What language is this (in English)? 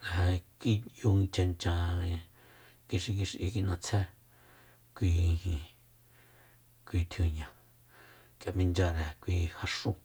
Soyaltepec Mazatec